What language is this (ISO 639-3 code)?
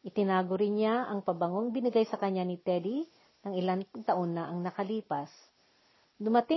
fil